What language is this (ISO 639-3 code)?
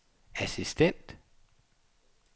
dan